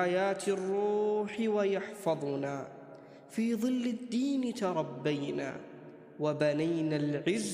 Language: Arabic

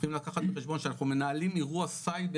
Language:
Hebrew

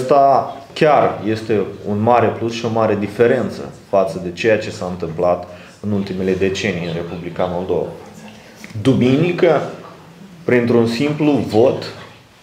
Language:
Romanian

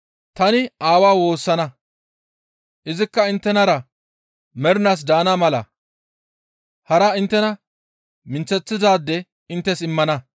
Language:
Gamo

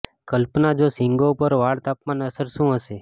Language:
Gujarati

